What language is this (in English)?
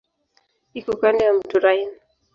Swahili